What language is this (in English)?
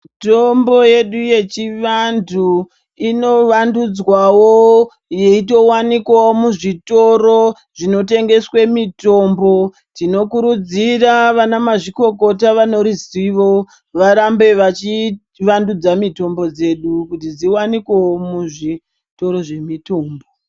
Ndau